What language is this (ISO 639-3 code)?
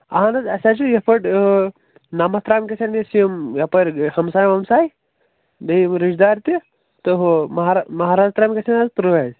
kas